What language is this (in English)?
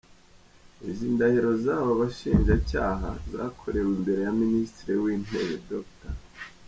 Kinyarwanda